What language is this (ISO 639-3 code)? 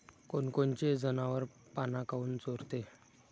mar